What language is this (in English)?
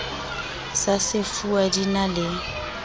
Southern Sotho